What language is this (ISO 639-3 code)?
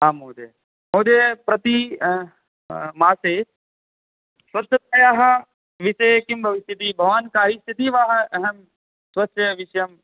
san